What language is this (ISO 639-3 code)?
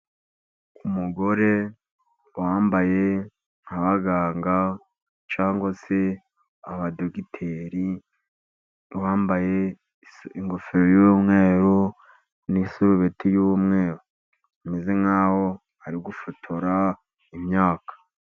kin